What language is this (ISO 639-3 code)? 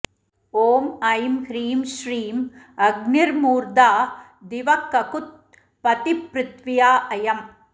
san